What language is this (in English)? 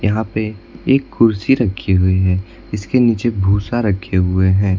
Hindi